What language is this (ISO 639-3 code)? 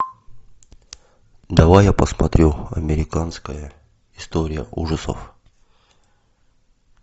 rus